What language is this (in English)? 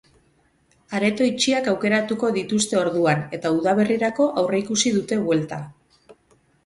Basque